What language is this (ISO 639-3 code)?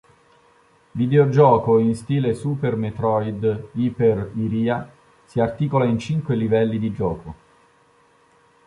ita